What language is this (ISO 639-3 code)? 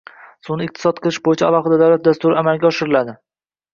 uzb